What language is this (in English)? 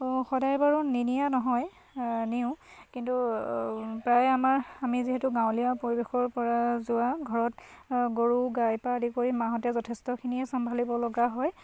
Assamese